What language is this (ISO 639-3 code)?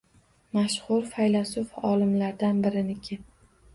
uzb